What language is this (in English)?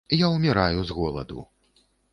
Belarusian